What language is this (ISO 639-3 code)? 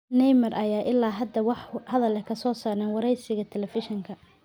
som